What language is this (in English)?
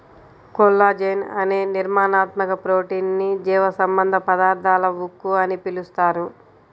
Telugu